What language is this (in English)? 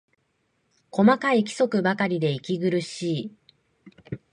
Japanese